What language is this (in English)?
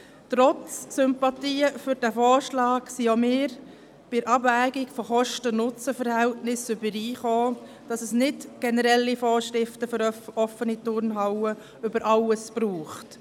Swiss German